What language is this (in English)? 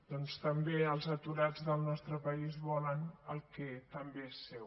Catalan